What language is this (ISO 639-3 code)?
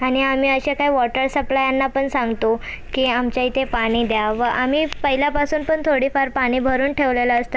mar